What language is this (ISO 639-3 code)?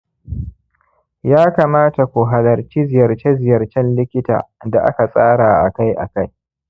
hau